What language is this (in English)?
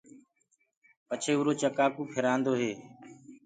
Gurgula